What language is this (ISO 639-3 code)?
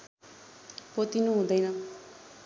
nep